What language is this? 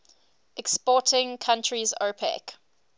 English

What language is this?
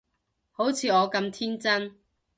Cantonese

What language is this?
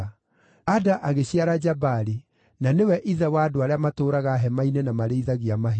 Kikuyu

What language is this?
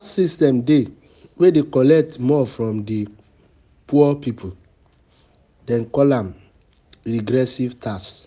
Nigerian Pidgin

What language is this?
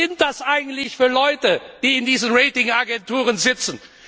German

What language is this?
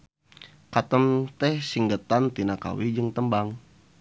Sundanese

